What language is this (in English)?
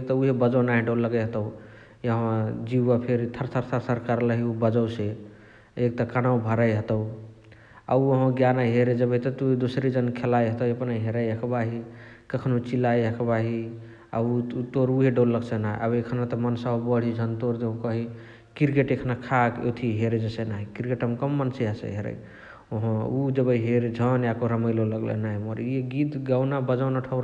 Chitwania Tharu